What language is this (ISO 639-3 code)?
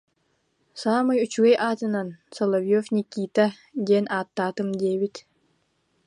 sah